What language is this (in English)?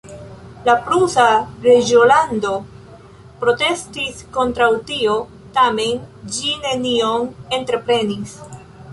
Esperanto